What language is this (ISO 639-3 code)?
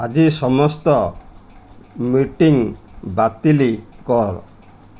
ori